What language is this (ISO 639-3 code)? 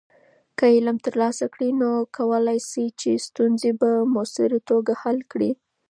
pus